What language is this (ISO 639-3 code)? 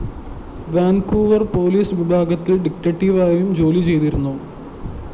mal